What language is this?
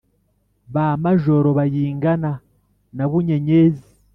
Kinyarwanda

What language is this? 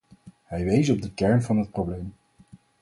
Dutch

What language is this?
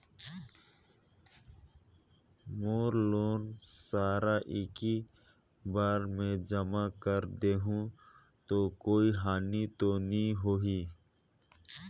Chhattisgarhi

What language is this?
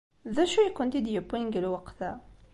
Kabyle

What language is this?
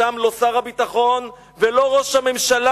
Hebrew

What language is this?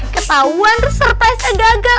Indonesian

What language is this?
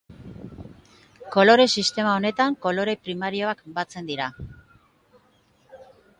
Basque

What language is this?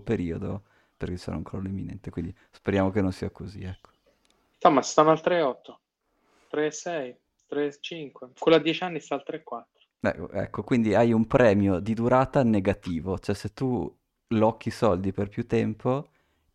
Italian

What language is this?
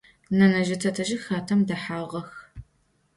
Adyghe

